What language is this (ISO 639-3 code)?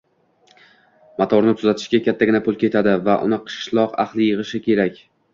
uzb